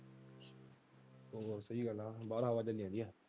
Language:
Punjabi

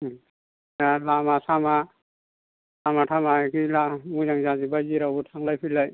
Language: Bodo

